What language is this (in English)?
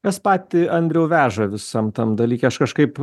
Lithuanian